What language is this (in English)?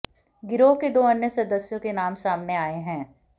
Hindi